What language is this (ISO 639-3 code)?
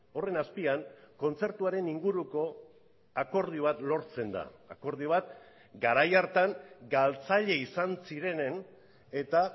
eus